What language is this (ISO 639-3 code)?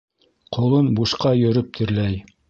bak